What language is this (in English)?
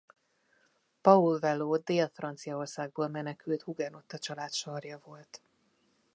Hungarian